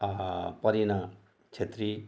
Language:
Nepali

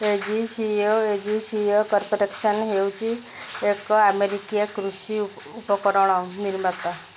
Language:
Odia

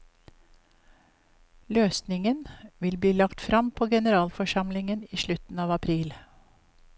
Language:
Norwegian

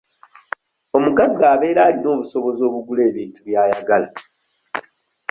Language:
Ganda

